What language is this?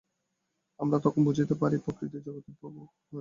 Bangla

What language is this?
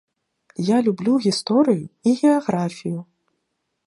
Belarusian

